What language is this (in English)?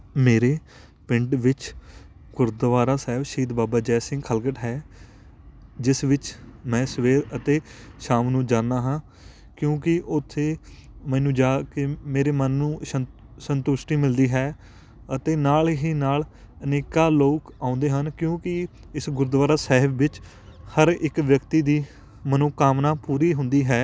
Punjabi